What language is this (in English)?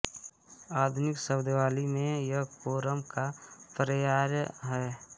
Hindi